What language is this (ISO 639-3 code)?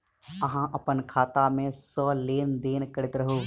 mai